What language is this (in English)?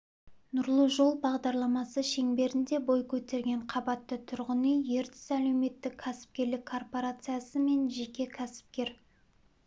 Kazakh